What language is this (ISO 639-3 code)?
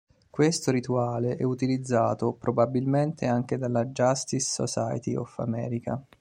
ita